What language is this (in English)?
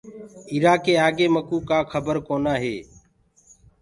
Gurgula